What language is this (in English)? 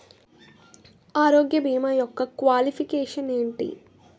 Telugu